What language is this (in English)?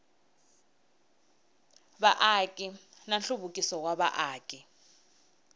Tsonga